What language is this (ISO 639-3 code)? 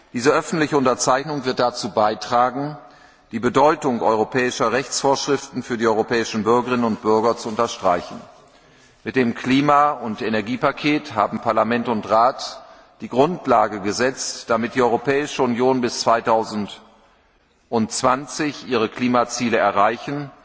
deu